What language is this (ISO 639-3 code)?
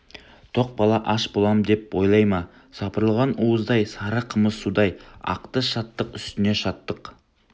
kaz